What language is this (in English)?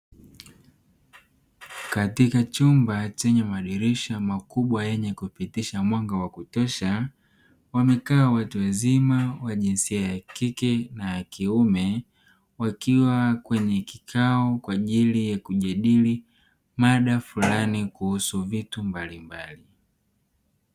Swahili